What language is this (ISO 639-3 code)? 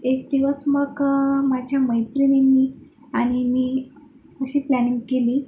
mar